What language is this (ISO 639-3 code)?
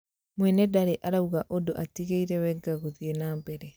kik